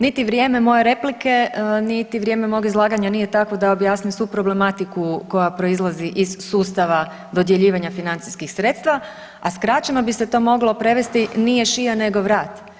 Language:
Croatian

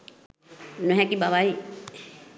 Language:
Sinhala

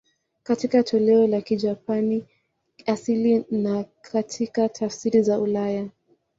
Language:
Swahili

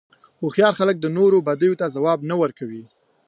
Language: Pashto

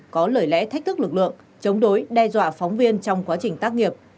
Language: Vietnamese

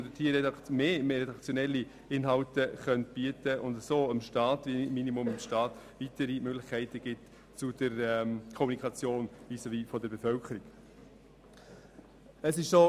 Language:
Swiss German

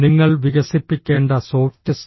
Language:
Malayalam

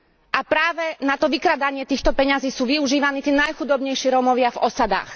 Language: Slovak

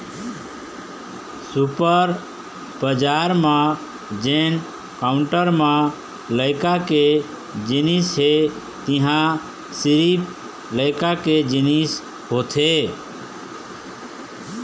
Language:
Chhattisgarhi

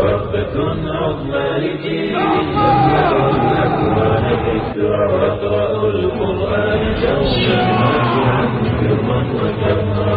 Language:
Urdu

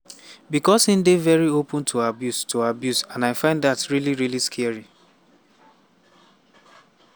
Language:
Nigerian Pidgin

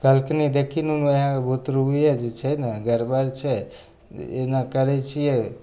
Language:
Maithili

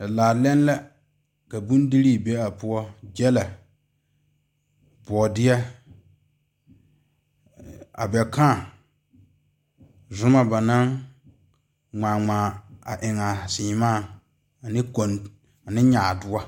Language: Southern Dagaare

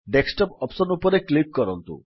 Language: Odia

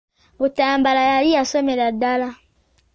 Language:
Ganda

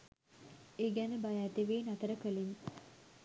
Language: Sinhala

